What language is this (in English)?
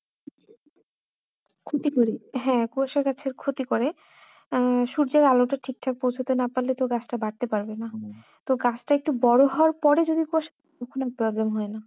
Bangla